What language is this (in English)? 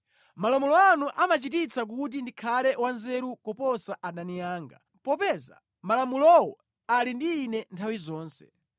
Nyanja